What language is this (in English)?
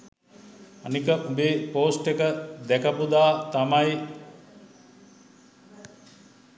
Sinhala